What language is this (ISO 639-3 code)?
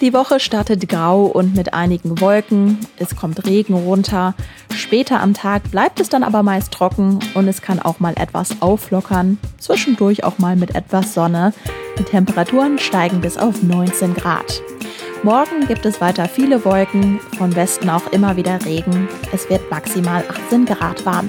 deu